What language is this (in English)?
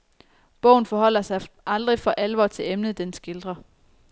Danish